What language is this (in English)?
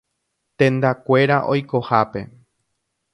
Guarani